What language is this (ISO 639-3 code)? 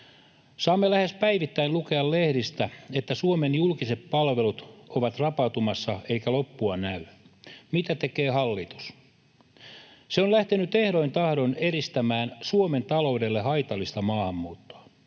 fin